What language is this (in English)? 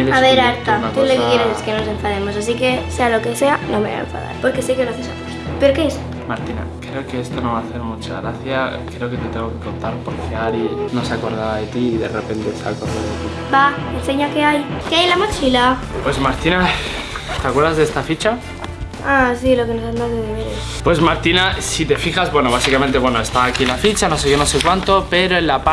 Spanish